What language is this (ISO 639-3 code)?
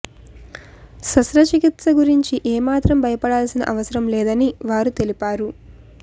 tel